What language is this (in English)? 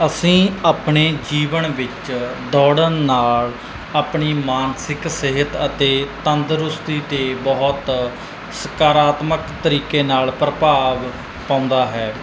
Punjabi